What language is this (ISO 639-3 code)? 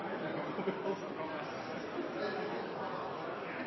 nob